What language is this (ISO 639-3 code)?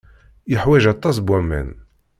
kab